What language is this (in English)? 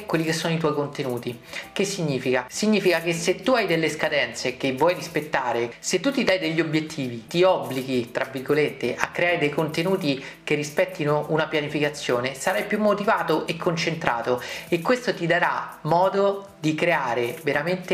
Italian